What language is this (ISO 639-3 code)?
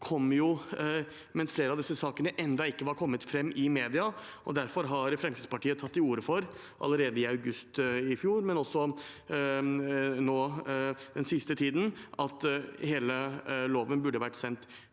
nor